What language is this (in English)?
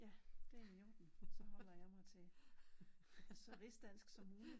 Danish